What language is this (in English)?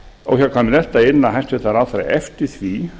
Icelandic